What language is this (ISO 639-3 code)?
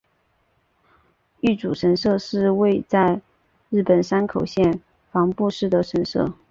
zho